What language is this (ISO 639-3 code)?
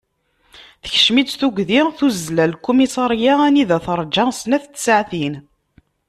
kab